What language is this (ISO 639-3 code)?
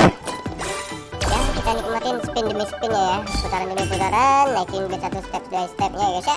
ind